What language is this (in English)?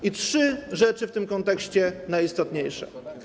Polish